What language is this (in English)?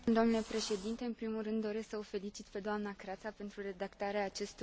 Romanian